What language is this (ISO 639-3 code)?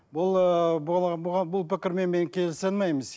kaz